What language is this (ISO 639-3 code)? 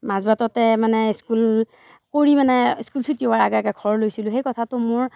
asm